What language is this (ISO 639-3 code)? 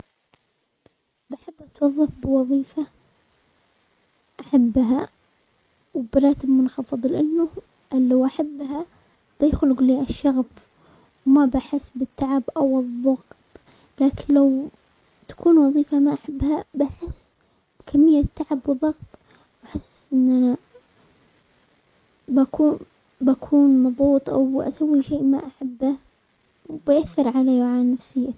acx